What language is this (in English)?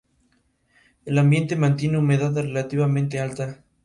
Spanish